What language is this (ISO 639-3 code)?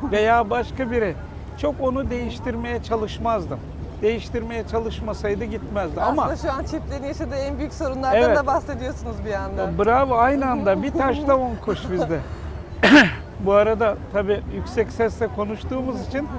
tur